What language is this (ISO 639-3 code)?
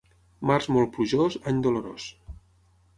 cat